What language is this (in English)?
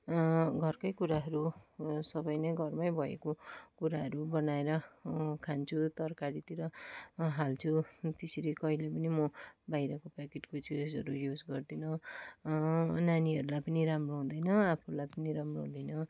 Nepali